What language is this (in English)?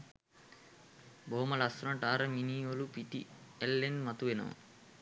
Sinhala